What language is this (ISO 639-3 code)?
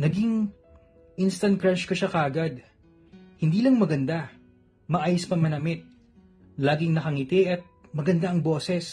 fil